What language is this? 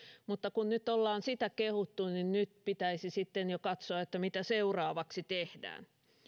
Finnish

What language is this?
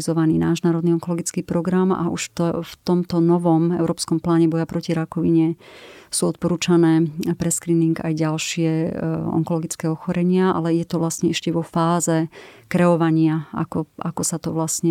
Slovak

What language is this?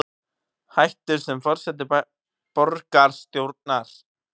Icelandic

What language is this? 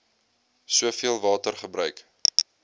Afrikaans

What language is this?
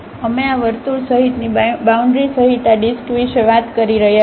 Gujarati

